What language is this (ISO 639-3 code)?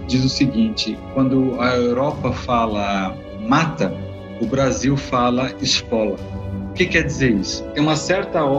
por